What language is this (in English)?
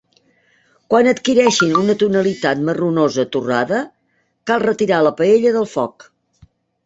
Catalan